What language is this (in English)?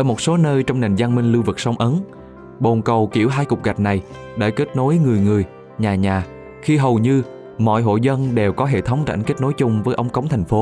Vietnamese